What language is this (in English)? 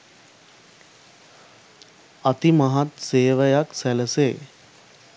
Sinhala